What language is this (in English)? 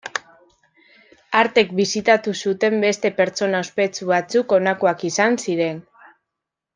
Basque